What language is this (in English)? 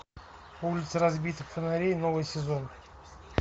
Russian